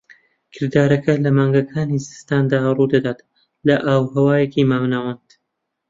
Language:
Central Kurdish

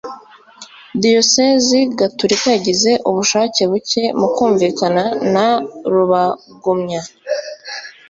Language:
Kinyarwanda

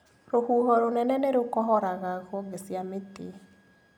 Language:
Kikuyu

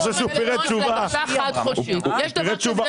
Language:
Hebrew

